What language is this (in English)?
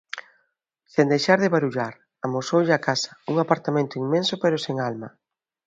Galician